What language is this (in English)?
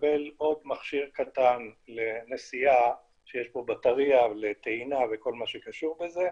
Hebrew